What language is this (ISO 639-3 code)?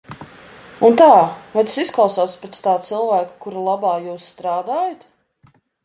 lav